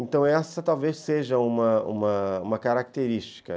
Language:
Portuguese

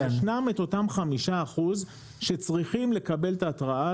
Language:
Hebrew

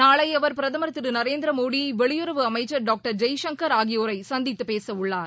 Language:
Tamil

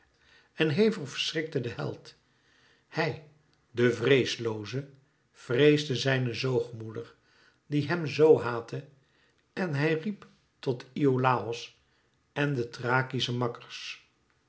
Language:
Dutch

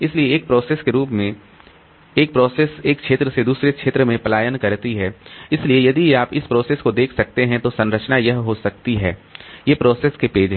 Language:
Hindi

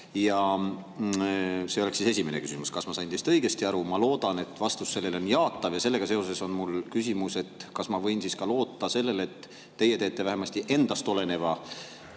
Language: Estonian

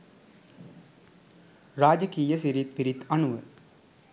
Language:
Sinhala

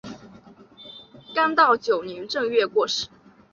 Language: Chinese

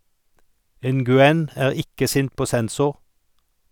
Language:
Norwegian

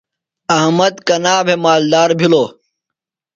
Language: Phalura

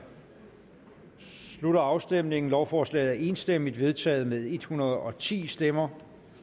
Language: Danish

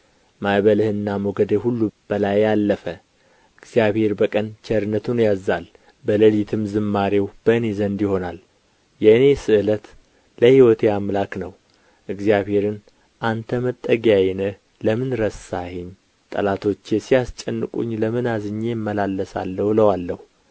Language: Amharic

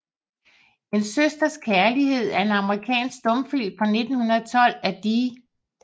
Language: Danish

